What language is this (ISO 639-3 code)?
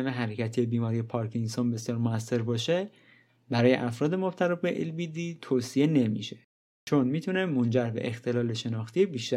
fas